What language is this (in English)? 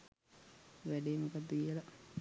Sinhala